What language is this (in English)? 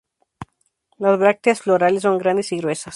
Spanish